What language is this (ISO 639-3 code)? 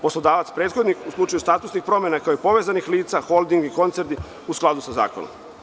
srp